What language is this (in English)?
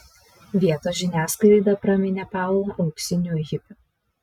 Lithuanian